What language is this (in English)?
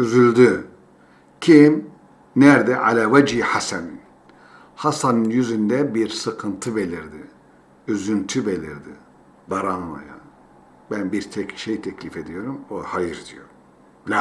Turkish